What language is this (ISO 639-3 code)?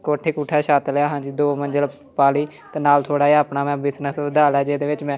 pan